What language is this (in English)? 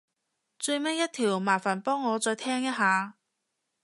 Cantonese